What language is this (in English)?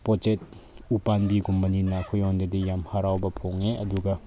Manipuri